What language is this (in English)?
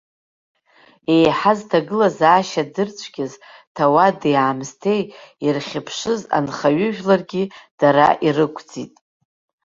Abkhazian